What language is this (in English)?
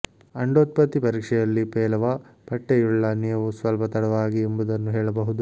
Kannada